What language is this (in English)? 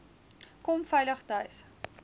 Afrikaans